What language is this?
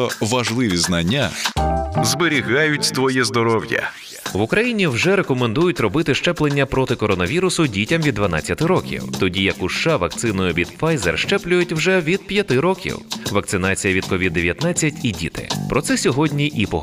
Ukrainian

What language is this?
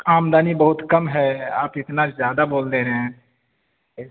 Urdu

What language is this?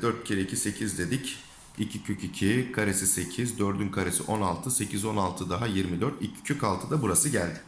Turkish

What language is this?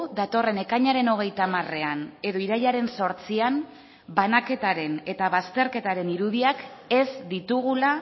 Basque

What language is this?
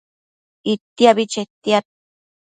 Matsés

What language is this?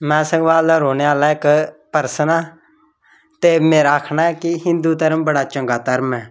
Dogri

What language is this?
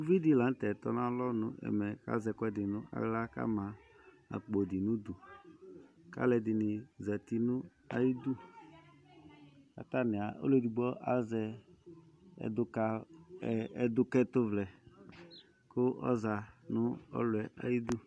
Ikposo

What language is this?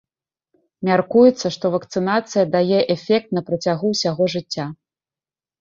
Belarusian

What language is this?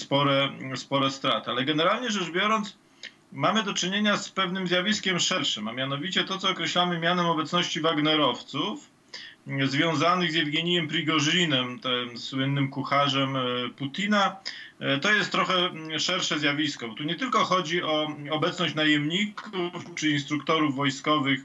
Polish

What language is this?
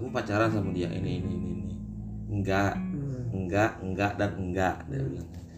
Indonesian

